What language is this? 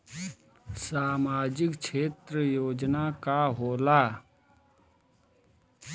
Bhojpuri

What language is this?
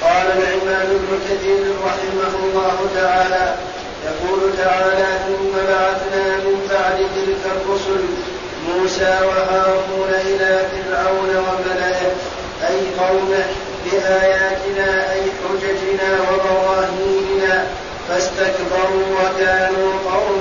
Arabic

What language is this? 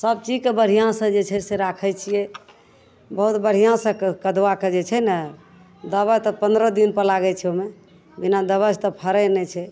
Maithili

